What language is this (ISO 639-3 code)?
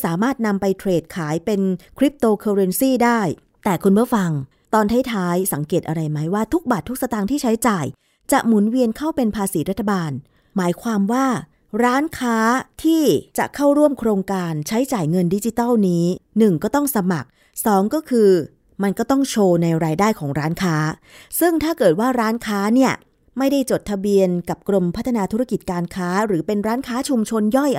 tha